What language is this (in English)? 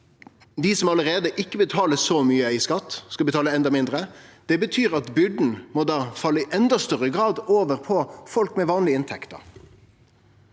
Norwegian